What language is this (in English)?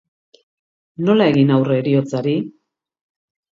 Basque